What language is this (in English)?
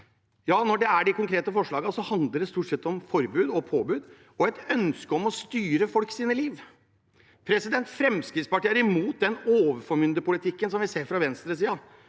Norwegian